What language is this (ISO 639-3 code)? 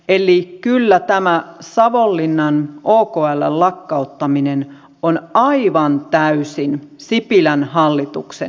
fin